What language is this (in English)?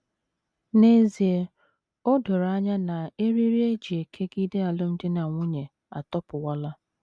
Igbo